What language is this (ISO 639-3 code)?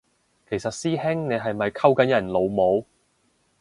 yue